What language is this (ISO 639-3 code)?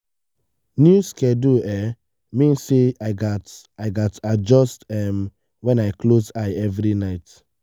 pcm